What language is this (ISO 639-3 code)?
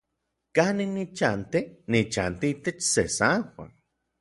nlv